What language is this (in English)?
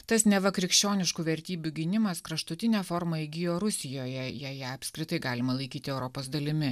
Lithuanian